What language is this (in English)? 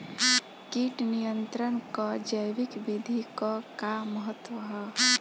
Bhojpuri